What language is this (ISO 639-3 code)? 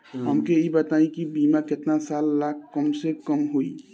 bho